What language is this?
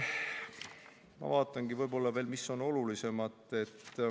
Estonian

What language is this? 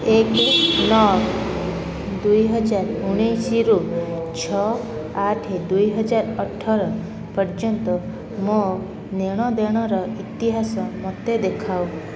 Odia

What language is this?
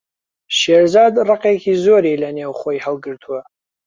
Central Kurdish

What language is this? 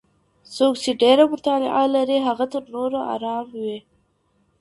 Pashto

